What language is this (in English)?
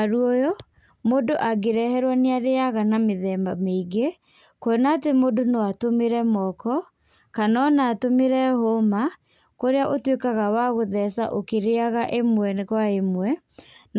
Kikuyu